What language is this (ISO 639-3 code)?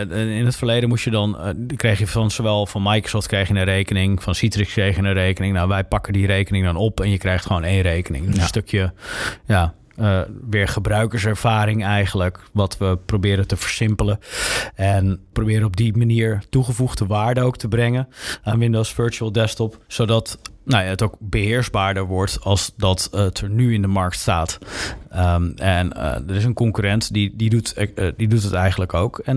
nld